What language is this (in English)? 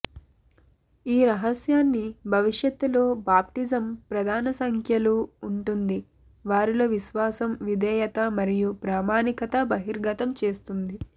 Telugu